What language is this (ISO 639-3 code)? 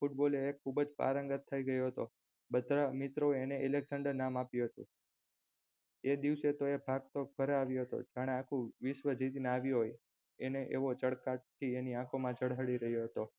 guj